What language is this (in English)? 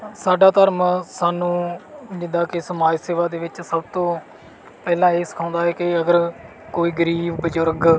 Punjabi